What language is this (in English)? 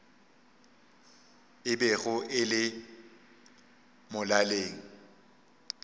Northern Sotho